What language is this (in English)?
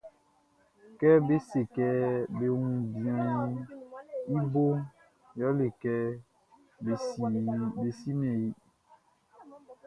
Baoulé